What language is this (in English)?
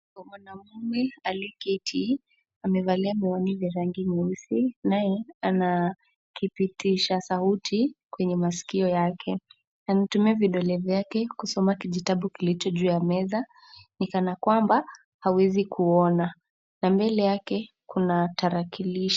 Swahili